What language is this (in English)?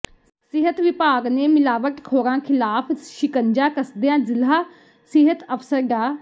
Punjabi